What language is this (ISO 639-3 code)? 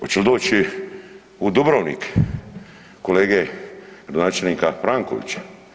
hrv